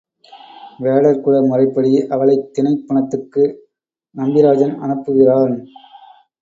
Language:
Tamil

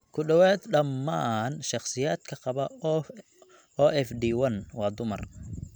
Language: Somali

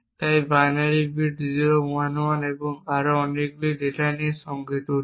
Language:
Bangla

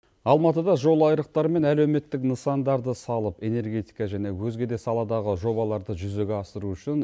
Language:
Kazakh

